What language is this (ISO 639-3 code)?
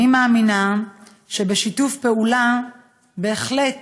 heb